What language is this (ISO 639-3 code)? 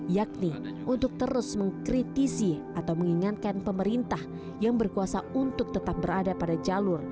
ind